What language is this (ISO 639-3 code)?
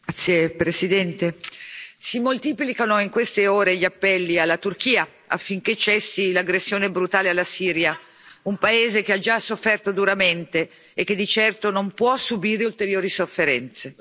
ita